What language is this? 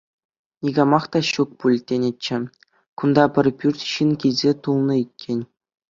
Chuvash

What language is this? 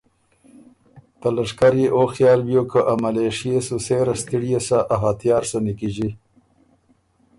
Ormuri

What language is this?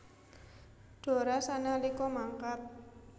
Javanese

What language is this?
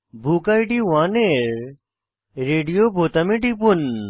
Bangla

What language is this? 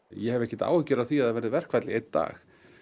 Icelandic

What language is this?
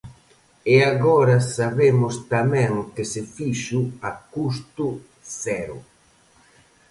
Galician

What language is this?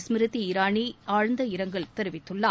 Tamil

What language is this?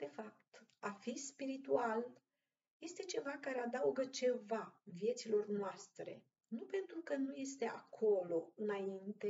Romanian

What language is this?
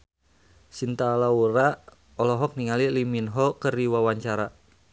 Sundanese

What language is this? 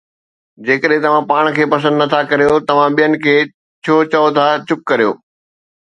Sindhi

